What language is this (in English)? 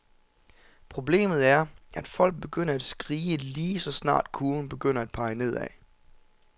Danish